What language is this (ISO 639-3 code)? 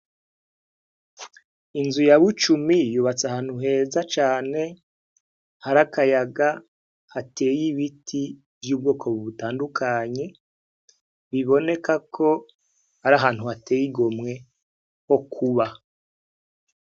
run